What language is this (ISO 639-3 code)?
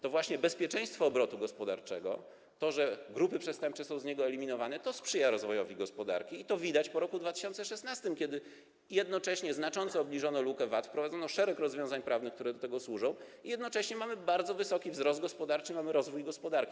pol